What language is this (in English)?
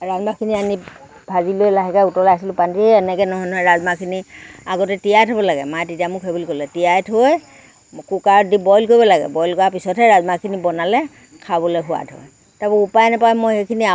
Assamese